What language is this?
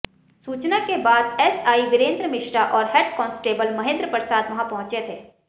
Hindi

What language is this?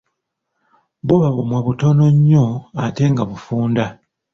Ganda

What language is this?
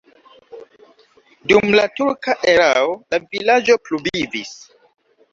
Esperanto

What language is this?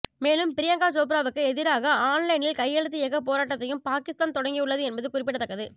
Tamil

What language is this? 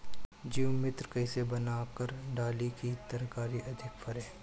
Bhojpuri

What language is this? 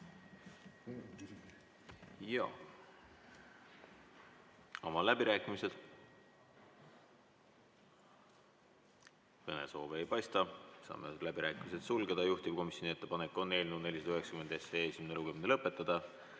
Estonian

